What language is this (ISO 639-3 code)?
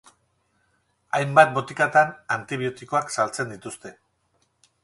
eus